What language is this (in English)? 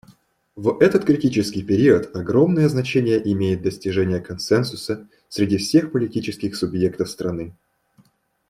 Russian